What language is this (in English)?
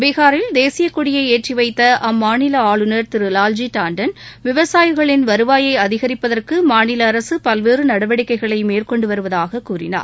Tamil